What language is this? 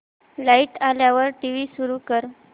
Marathi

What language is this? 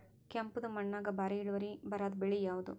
Kannada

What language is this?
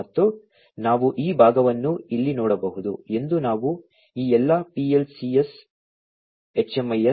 Kannada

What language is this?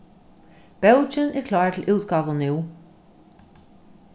Faroese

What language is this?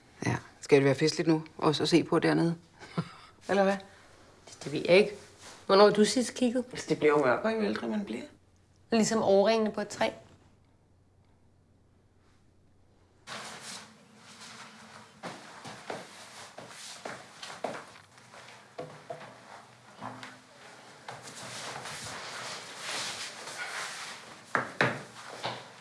Danish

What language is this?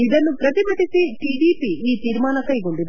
Kannada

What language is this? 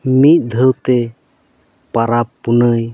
Santali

